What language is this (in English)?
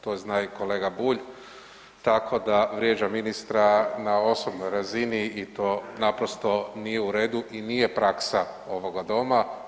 Croatian